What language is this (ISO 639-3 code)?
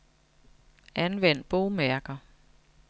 dan